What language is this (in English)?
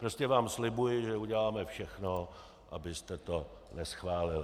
Czech